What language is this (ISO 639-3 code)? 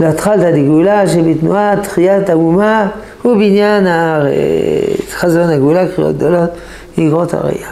heb